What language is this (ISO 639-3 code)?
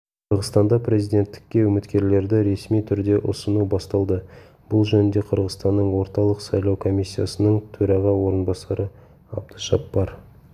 kaz